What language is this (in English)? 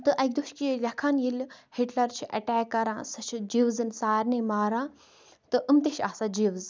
Kashmiri